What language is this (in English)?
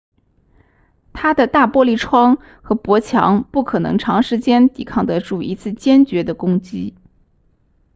Chinese